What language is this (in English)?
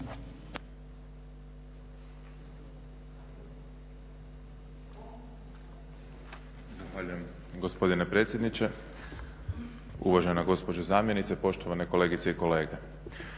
Croatian